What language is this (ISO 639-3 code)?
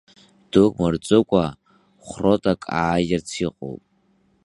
abk